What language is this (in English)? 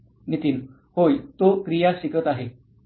Marathi